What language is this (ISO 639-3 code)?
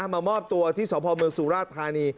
tha